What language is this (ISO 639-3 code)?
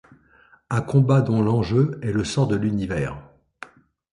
fra